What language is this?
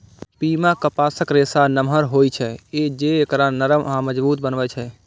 Maithili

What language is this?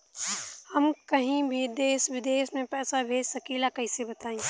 Bhojpuri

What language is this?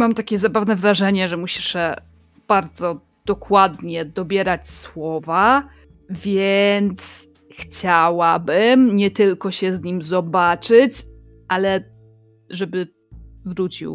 Polish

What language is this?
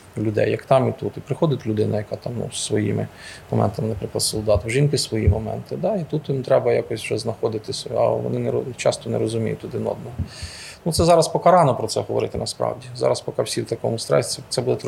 Ukrainian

